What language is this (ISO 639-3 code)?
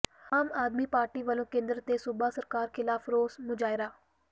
pan